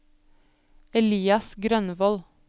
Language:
Norwegian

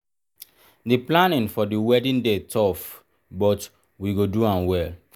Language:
Nigerian Pidgin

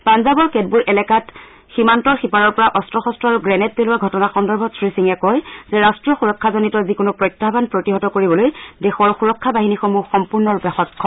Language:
Assamese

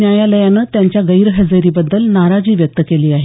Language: Marathi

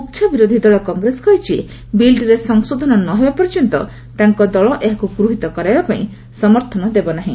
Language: Odia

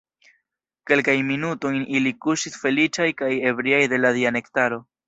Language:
Esperanto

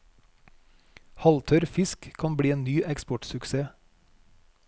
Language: Norwegian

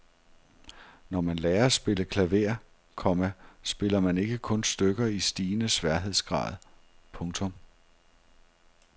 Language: Danish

